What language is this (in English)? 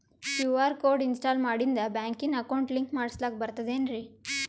Kannada